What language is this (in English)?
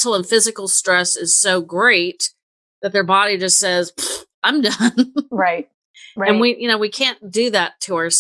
English